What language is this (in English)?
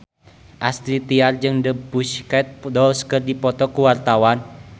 Sundanese